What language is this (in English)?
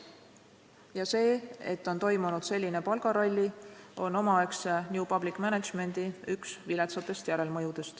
Estonian